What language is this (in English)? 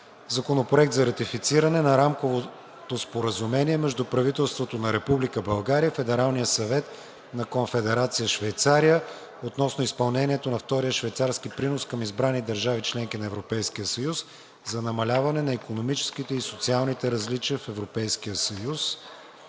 Bulgarian